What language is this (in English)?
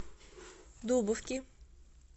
Russian